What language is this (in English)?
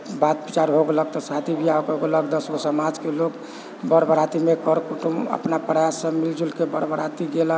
Maithili